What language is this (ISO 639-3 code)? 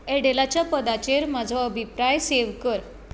kok